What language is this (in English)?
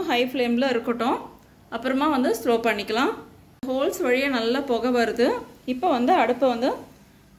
Tamil